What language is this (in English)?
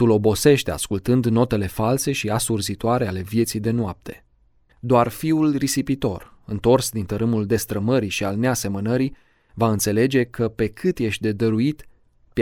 Romanian